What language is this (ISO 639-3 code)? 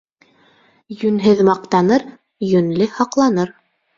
bak